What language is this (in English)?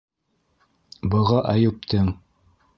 Bashkir